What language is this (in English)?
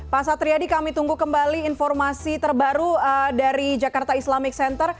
Indonesian